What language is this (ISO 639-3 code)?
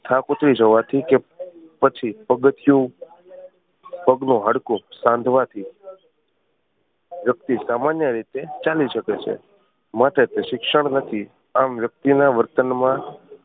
guj